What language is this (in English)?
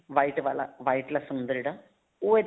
Punjabi